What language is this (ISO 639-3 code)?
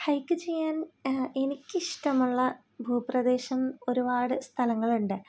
mal